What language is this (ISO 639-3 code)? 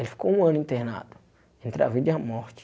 por